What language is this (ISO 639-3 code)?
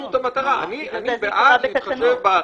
heb